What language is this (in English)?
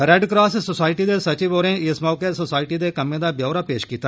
Dogri